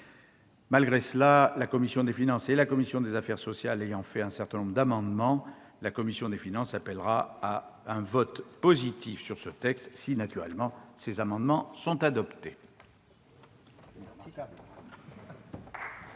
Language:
French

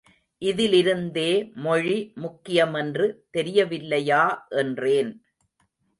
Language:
Tamil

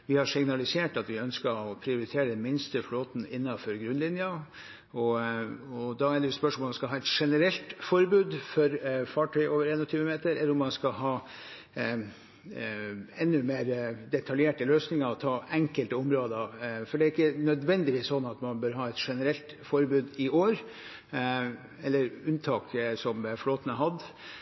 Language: Norwegian Bokmål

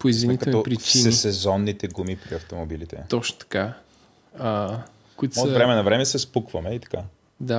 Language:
Bulgarian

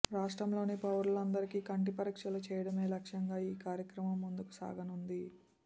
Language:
Telugu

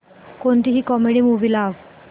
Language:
Marathi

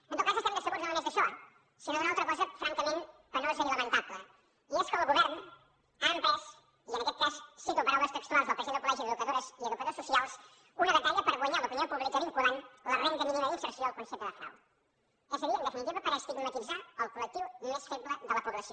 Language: Catalan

